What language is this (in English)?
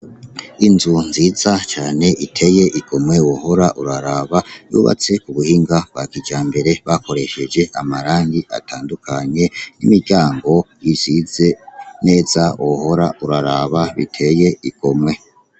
Rundi